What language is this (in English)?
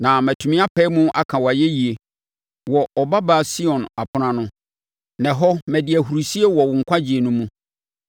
Akan